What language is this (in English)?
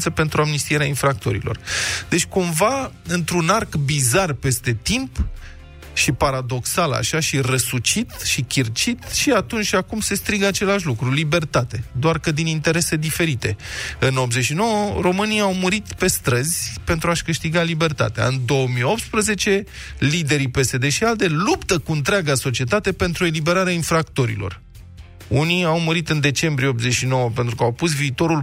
Romanian